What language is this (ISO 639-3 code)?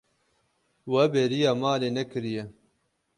kur